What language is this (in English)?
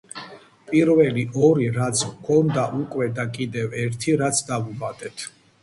Georgian